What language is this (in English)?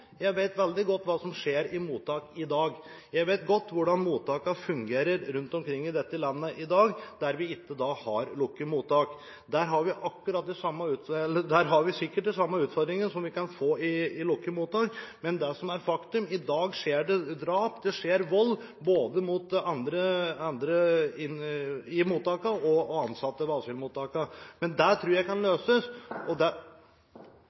Norwegian Bokmål